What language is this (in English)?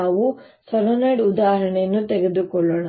Kannada